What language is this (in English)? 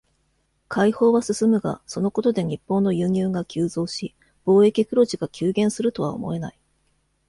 Japanese